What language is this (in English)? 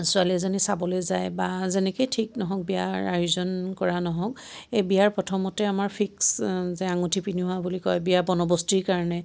Assamese